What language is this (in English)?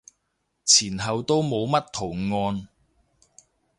Cantonese